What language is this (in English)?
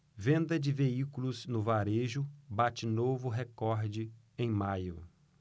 Portuguese